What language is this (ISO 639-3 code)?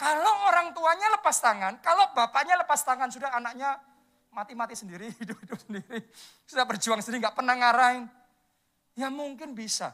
ind